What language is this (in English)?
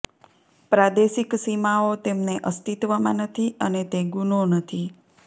Gujarati